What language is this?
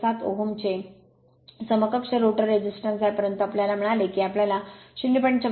Marathi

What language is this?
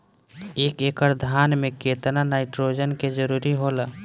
Bhojpuri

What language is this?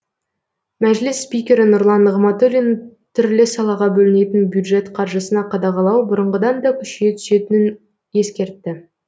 Kazakh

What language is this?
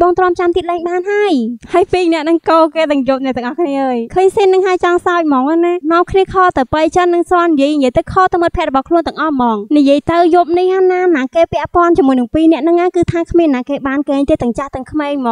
Thai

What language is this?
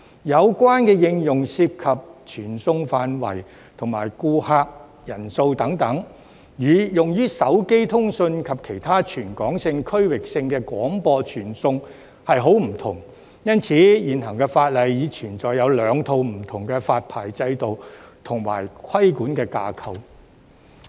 Cantonese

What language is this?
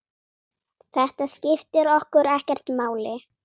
Icelandic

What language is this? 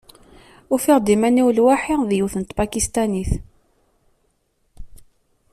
Kabyle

